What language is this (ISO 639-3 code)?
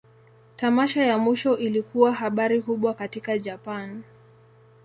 swa